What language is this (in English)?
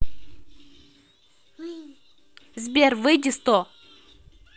Russian